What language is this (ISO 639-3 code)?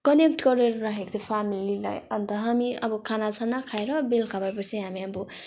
nep